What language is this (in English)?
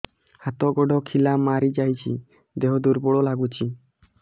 Odia